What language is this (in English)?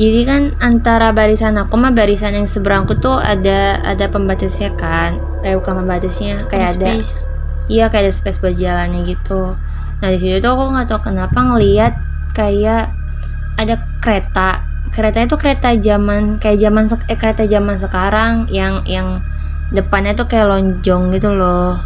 Indonesian